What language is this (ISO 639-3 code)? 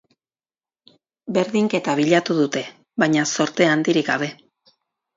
eus